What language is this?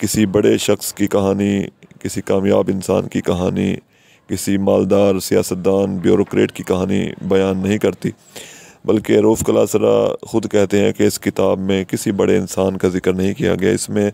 Hindi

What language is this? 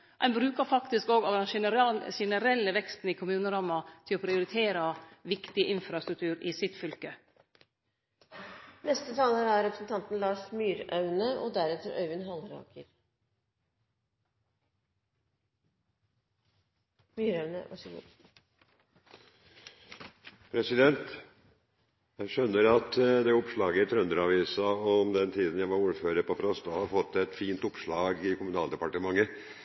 Norwegian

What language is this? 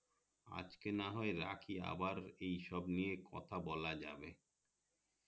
Bangla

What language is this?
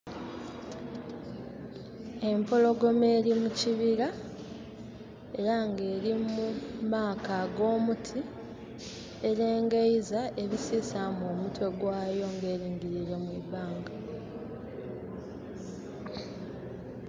Soga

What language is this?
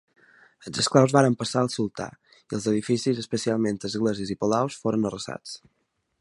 Catalan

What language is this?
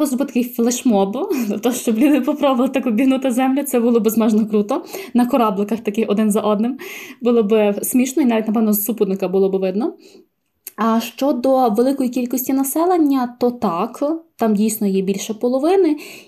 Ukrainian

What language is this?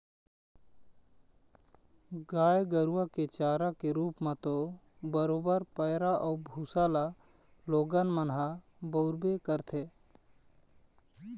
Chhattisgarhi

